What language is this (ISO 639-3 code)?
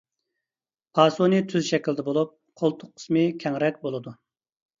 uig